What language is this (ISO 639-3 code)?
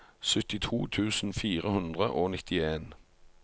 nor